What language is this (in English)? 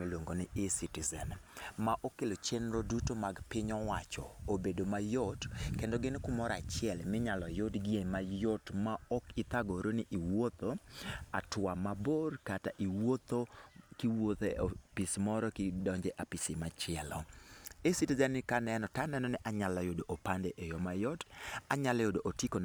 Luo (Kenya and Tanzania)